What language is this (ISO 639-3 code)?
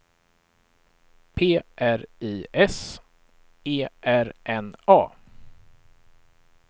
swe